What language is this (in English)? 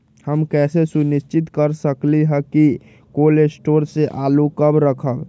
Magahi